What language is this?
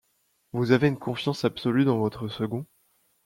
French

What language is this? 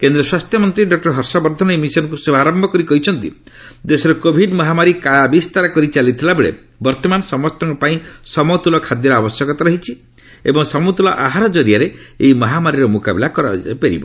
Odia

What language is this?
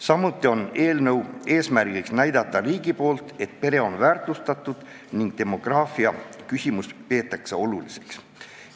Estonian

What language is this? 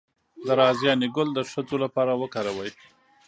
Pashto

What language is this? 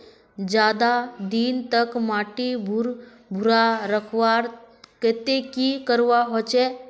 Magahi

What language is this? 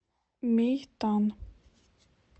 Russian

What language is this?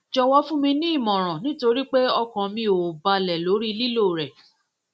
Yoruba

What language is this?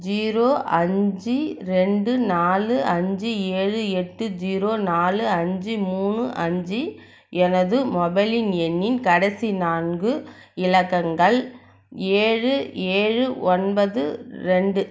Tamil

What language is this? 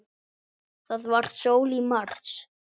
Icelandic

